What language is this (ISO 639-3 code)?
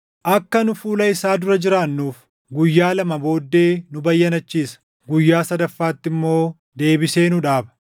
orm